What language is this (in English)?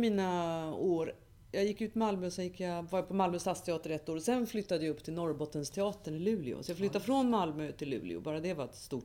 Swedish